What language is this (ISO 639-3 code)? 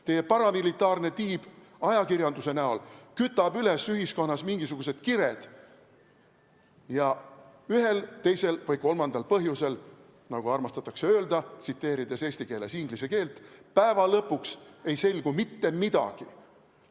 est